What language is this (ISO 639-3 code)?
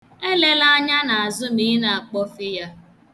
ibo